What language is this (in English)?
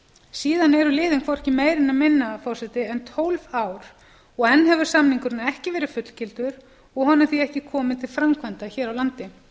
Icelandic